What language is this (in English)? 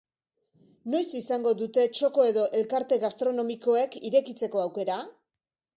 Basque